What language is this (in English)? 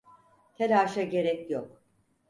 Turkish